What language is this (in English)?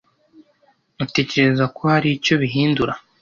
Kinyarwanda